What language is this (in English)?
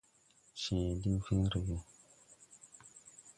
Tupuri